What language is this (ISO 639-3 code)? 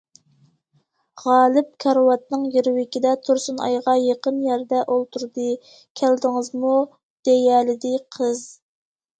uig